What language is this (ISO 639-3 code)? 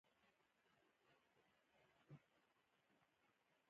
pus